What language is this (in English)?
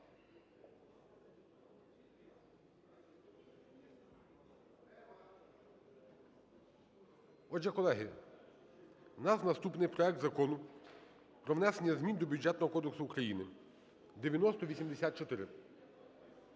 Ukrainian